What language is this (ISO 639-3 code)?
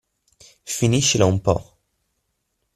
ita